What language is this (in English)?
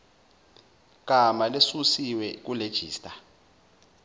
Zulu